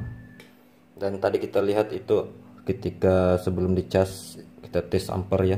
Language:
Indonesian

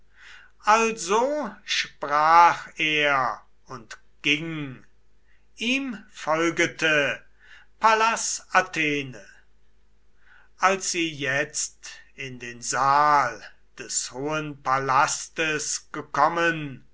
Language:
German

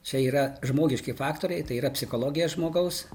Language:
Lithuanian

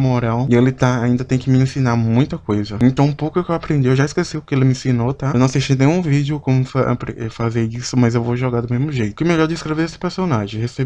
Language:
Portuguese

